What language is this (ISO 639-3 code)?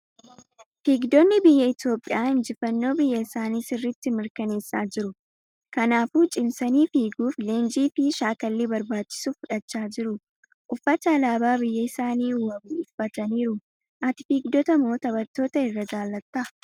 orm